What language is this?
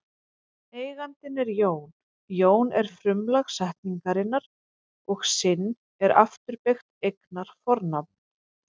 Icelandic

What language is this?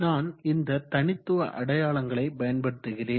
Tamil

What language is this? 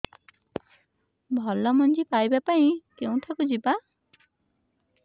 Odia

